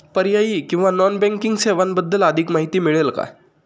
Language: Marathi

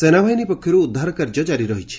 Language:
Odia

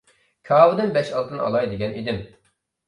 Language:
Uyghur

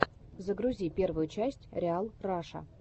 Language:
Russian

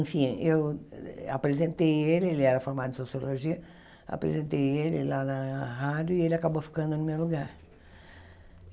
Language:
Portuguese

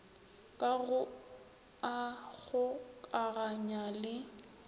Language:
Northern Sotho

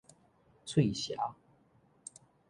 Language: Min Nan Chinese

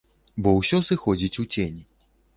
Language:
Belarusian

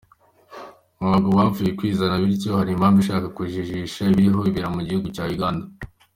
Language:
Kinyarwanda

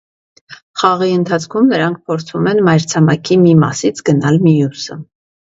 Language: Armenian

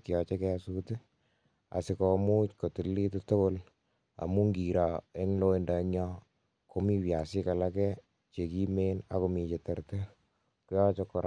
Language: Kalenjin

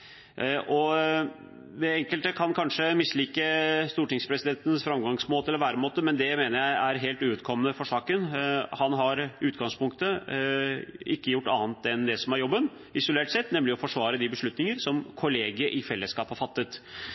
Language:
Norwegian Bokmål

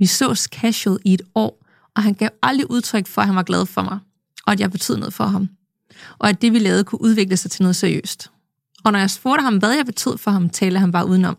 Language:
Danish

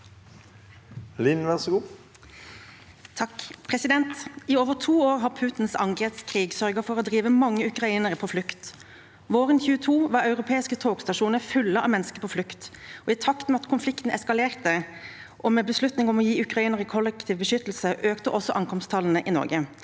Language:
Norwegian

